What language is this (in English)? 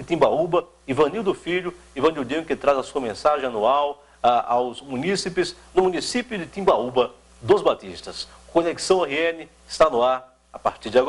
Portuguese